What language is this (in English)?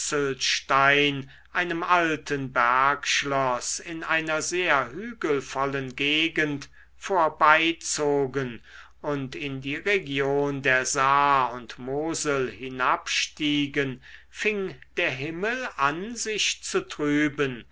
German